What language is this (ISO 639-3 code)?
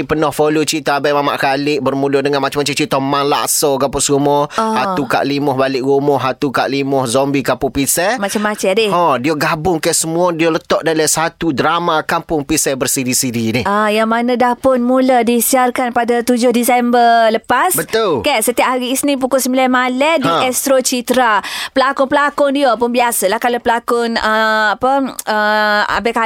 msa